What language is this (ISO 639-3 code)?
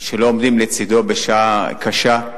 heb